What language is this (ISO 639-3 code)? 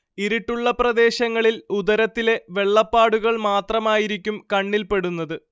mal